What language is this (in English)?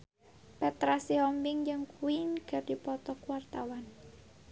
Sundanese